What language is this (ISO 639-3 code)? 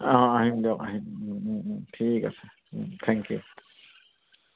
asm